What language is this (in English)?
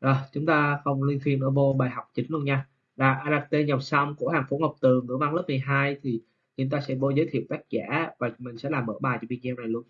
Vietnamese